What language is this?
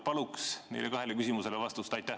Estonian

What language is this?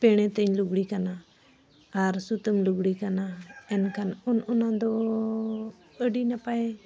Santali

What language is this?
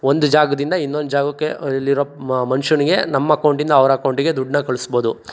Kannada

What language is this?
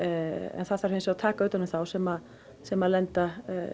Icelandic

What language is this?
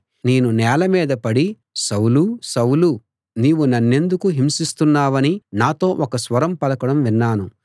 Telugu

